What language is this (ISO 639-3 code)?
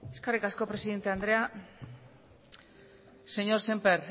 eus